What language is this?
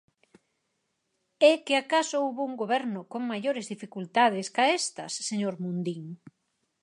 Galician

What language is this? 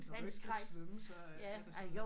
Danish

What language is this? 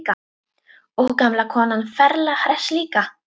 Icelandic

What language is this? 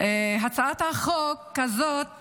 Hebrew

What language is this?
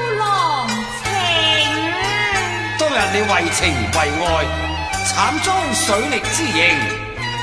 Chinese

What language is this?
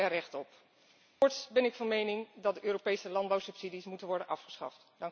Dutch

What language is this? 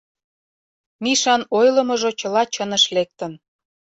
Mari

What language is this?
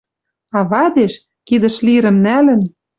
Western Mari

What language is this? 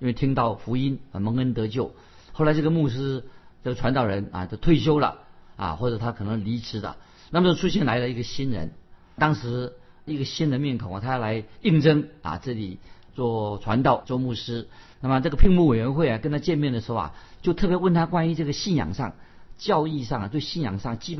Chinese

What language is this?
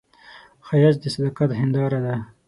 Pashto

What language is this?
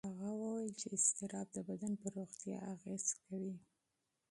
Pashto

